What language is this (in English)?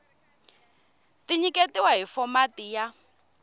Tsonga